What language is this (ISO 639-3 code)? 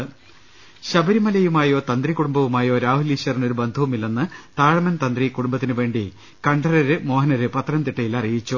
mal